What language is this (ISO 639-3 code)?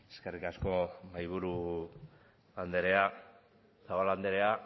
eus